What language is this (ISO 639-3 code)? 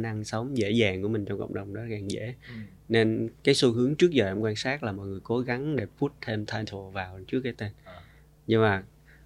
vie